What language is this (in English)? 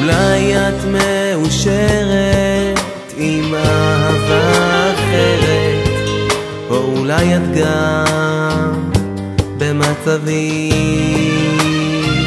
Hebrew